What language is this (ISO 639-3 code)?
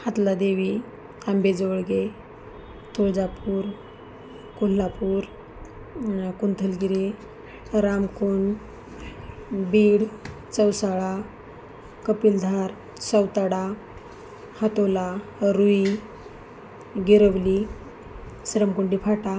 mar